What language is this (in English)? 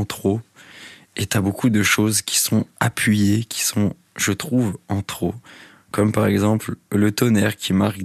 French